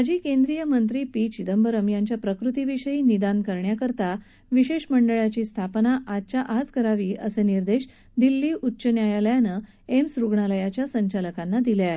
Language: Marathi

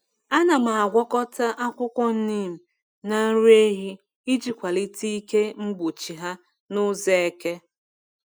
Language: Igbo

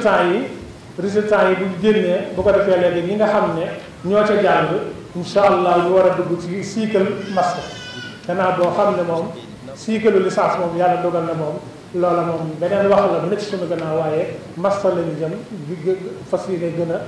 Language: Arabic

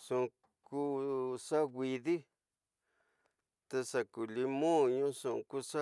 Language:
Tidaá Mixtec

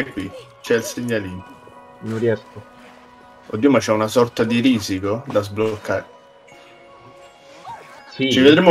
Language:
Italian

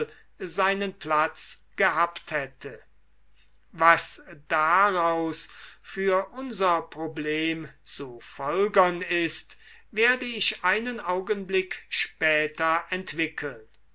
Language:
German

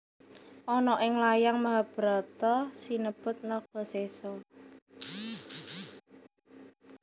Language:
Javanese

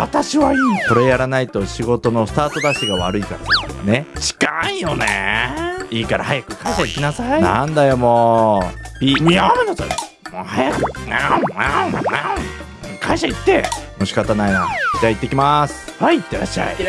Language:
Japanese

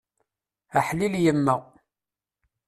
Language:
Kabyle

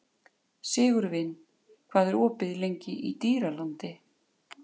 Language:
Icelandic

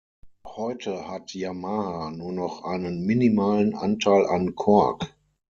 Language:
German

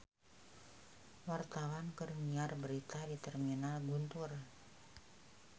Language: Sundanese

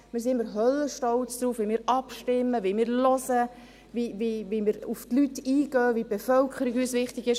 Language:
Swiss German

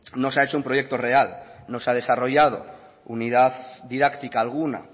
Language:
Spanish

